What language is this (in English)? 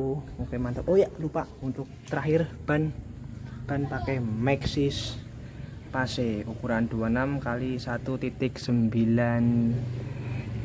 Indonesian